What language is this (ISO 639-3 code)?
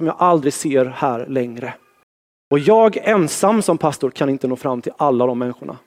swe